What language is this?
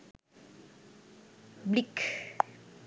Sinhala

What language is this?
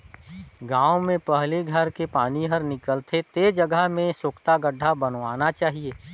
Chhattisgarhi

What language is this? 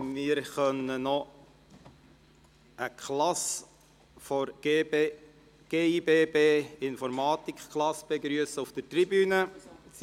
Swiss German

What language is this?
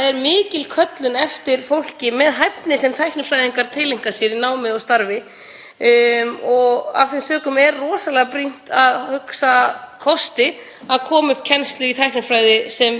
Icelandic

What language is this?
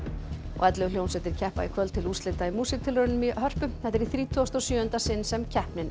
Icelandic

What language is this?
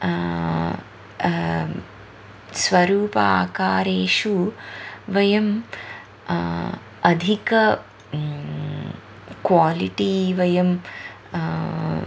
Sanskrit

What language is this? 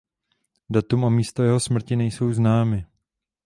Czech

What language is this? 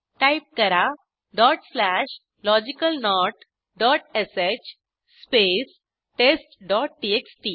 Marathi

